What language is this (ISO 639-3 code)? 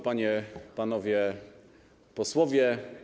pol